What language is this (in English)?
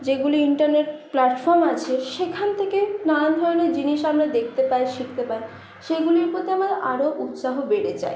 Bangla